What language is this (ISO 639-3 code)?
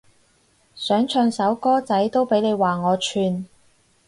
yue